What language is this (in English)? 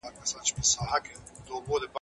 Pashto